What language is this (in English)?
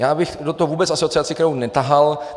Czech